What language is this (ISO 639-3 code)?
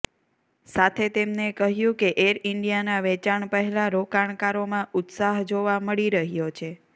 guj